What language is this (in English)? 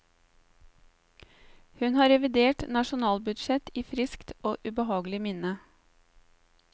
Norwegian